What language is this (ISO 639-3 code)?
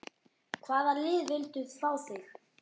isl